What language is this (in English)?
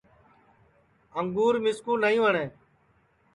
Sansi